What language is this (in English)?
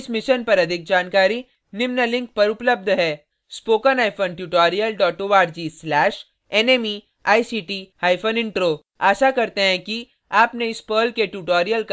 Hindi